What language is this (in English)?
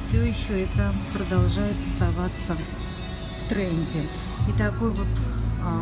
Russian